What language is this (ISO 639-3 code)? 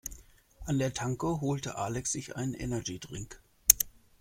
deu